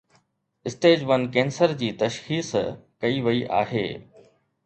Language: Sindhi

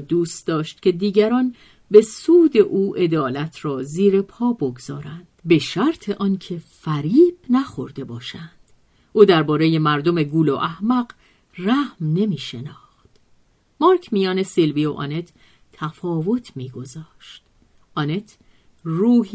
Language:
Persian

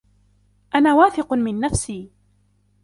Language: Arabic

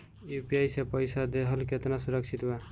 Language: Bhojpuri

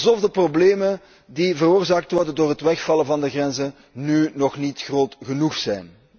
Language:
Dutch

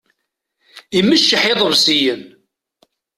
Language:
Kabyle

